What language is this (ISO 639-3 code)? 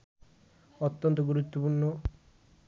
ben